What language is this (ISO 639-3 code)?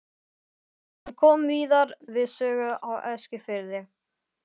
isl